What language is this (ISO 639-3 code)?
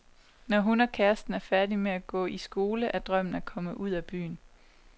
dan